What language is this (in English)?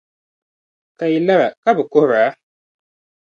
Dagbani